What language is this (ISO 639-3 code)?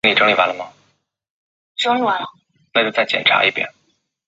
zho